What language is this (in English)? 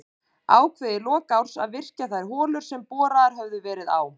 Icelandic